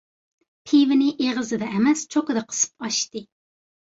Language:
Uyghur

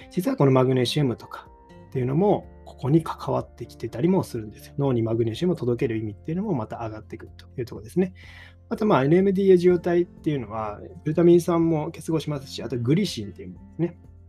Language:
Japanese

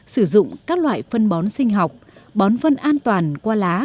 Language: Vietnamese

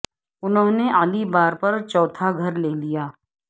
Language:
Urdu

